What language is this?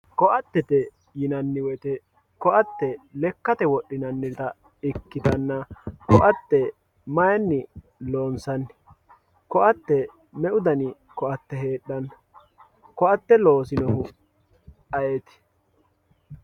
Sidamo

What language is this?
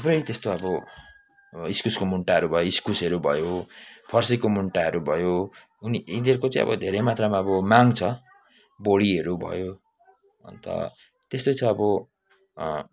Nepali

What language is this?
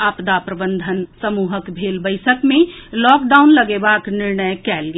Maithili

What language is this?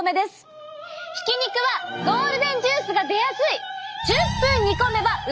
Japanese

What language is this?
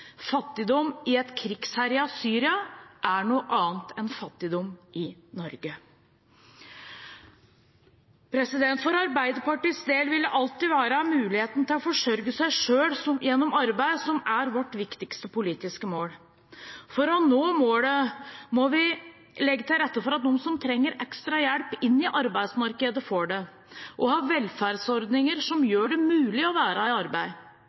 Norwegian Bokmål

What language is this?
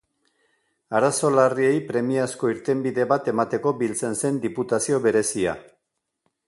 Basque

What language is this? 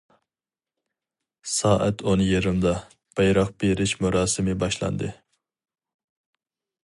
Uyghur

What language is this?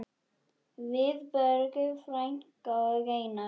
Icelandic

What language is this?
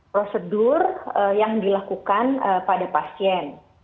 Indonesian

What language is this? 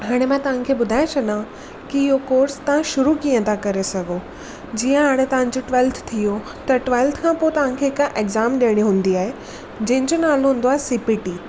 Sindhi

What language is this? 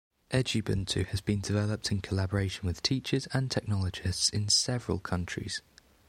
English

